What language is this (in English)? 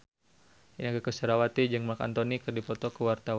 Sundanese